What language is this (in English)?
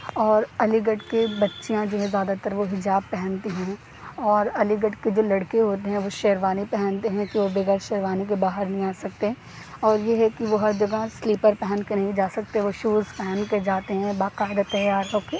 Urdu